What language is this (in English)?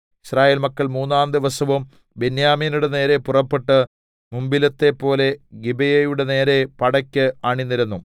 Malayalam